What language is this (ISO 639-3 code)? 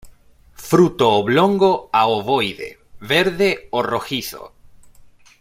spa